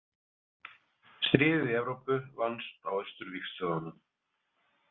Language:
Icelandic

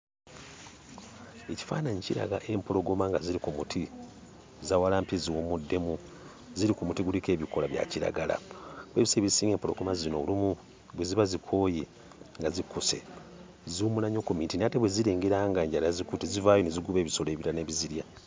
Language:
Ganda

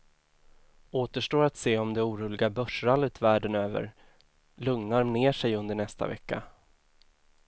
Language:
Swedish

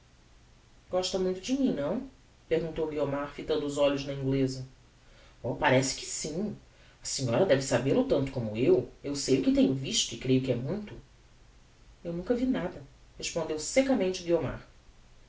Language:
Portuguese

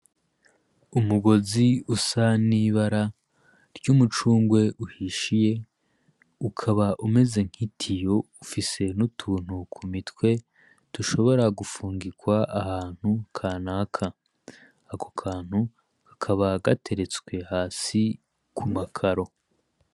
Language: Rundi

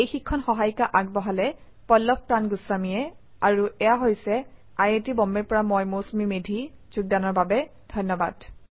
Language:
Assamese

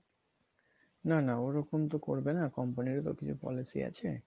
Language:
Bangla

